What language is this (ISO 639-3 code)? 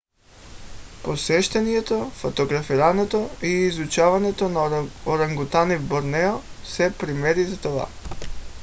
bul